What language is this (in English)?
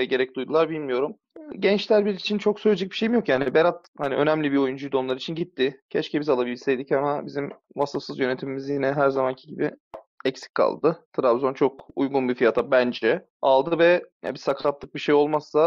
Turkish